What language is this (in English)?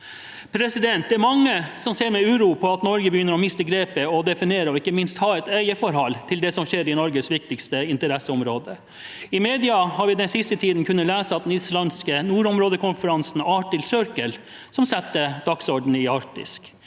Norwegian